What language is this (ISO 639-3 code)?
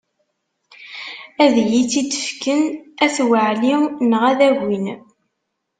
kab